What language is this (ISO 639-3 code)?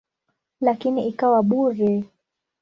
swa